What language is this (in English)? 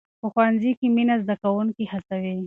Pashto